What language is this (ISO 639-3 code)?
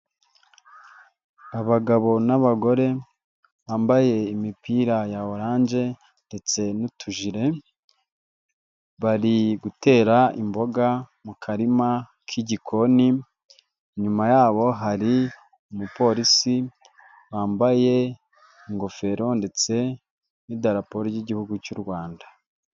kin